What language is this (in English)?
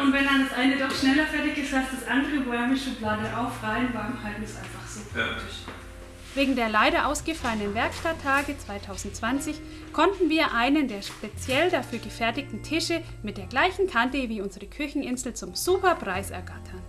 German